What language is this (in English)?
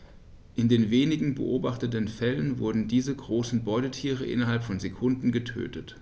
German